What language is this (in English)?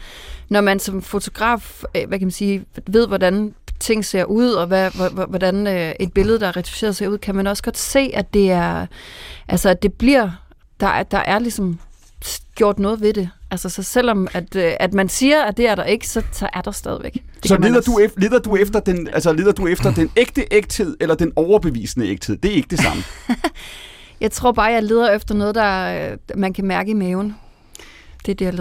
Danish